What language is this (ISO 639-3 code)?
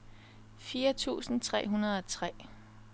dan